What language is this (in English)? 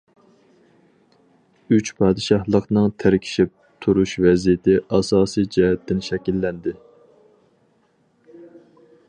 Uyghur